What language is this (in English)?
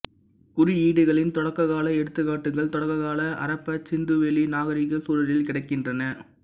Tamil